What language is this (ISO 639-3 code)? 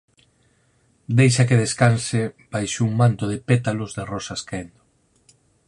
glg